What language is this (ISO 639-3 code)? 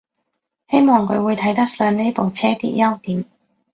yue